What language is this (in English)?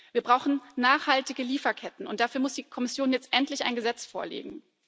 German